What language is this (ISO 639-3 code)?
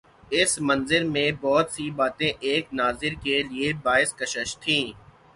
urd